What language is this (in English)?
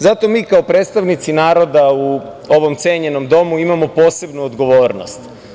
Serbian